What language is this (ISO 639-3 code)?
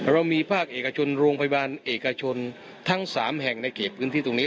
tha